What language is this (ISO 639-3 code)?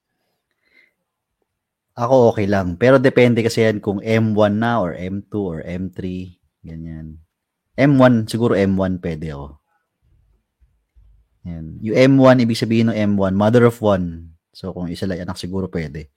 fil